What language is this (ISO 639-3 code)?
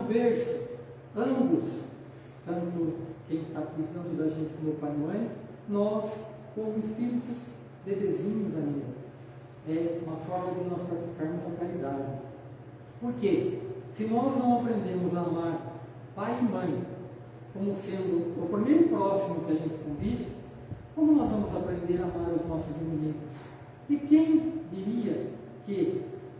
por